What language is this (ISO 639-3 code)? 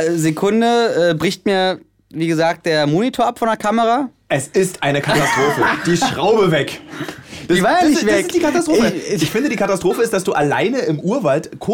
deu